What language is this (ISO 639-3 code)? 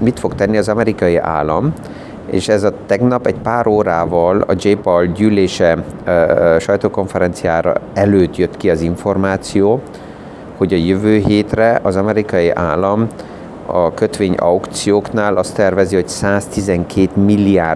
hun